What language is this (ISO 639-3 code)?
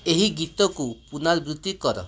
ori